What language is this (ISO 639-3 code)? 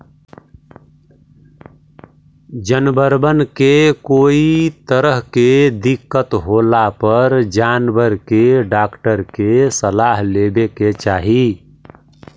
mag